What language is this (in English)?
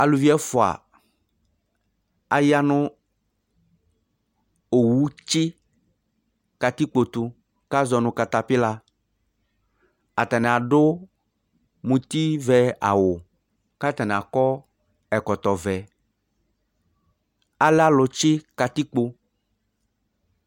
Ikposo